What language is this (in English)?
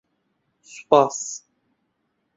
Central Kurdish